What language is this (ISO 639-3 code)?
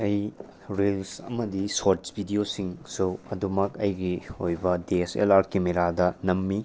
mni